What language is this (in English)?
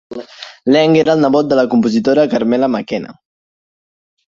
Catalan